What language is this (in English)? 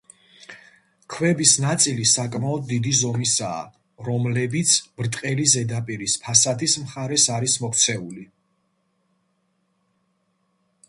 Georgian